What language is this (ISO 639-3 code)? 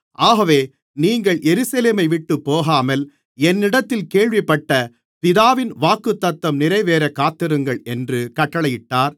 tam